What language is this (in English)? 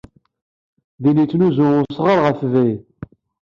Kabyle